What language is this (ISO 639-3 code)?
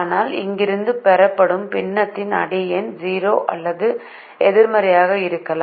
tam